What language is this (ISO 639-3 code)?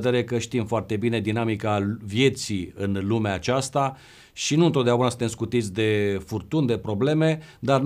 ron